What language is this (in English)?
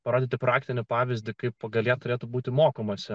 Lithuanian